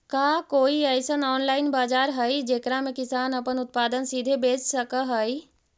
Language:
Magahi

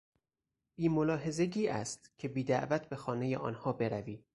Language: Persian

